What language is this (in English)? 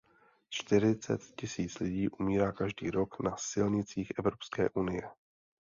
Czech